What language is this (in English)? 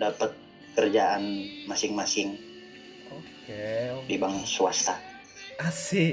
Indonesian